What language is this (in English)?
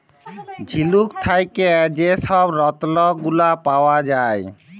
Bangla